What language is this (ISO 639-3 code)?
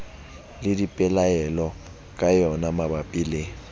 sot